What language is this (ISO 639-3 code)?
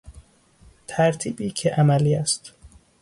fas